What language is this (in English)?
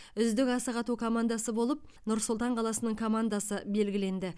Kazakh